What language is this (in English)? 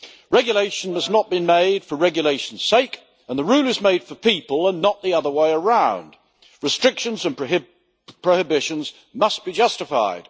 English